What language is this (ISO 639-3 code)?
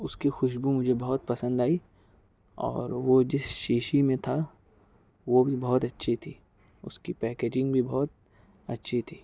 urd